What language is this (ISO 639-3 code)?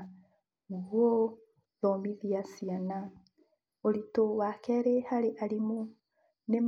kik